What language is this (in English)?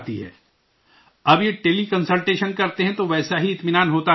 Urdu